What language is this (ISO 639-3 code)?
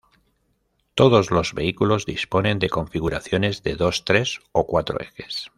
spa